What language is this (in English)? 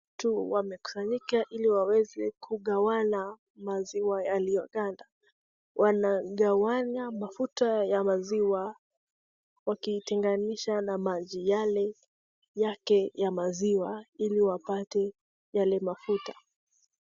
Swahili